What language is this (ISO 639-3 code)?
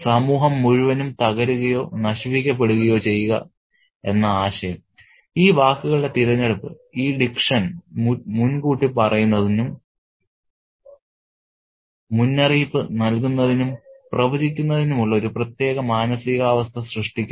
mal